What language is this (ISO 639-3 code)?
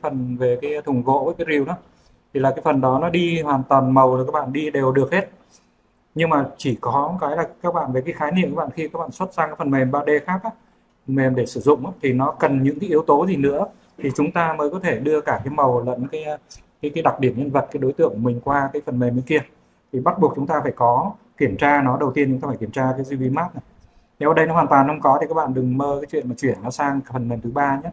vie